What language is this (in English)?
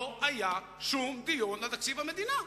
Hebrew